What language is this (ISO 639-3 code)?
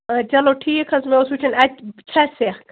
kas